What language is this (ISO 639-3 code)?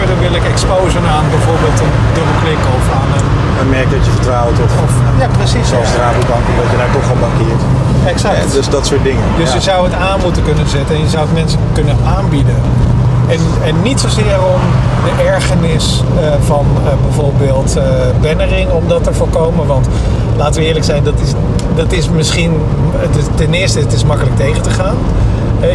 nld